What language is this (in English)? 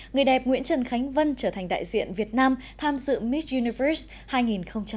Vietnamese